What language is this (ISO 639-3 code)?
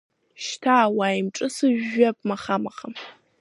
abk